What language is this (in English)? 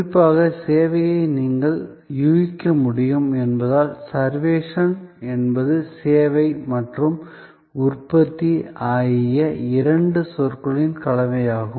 Tamil